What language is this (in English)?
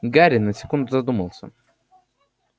Russian